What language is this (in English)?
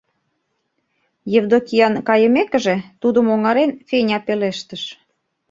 Mari